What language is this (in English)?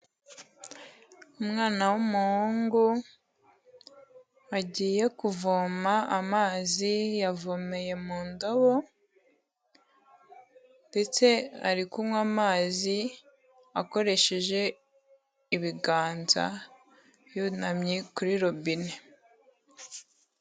Kinyarwanda